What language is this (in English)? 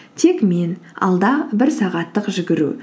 Kazakh